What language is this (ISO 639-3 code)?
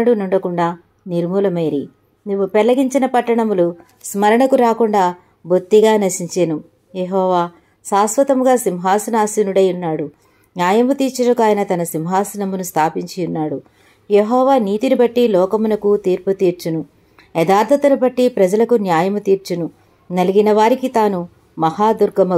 tel